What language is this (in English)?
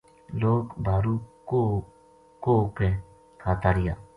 Gujari